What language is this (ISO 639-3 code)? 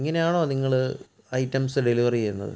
mal